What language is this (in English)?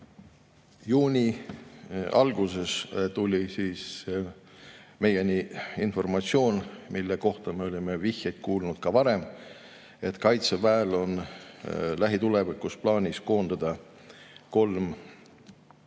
Estonian